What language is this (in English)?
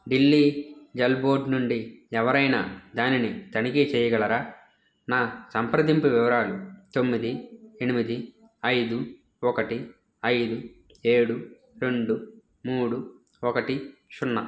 Telugu